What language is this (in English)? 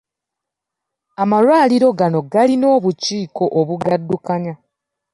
Ganda